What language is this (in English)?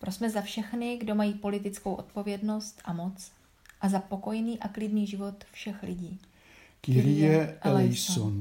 Czech